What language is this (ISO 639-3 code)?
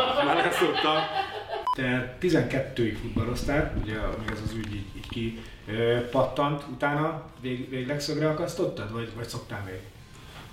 hun